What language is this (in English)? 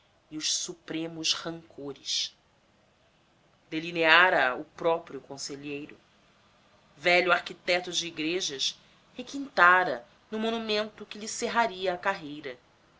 Portuguese